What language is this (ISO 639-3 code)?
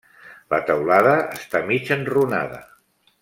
cat